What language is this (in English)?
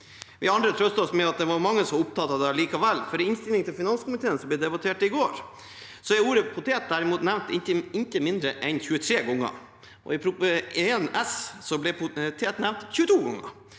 Norwegian